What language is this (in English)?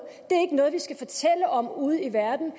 Danish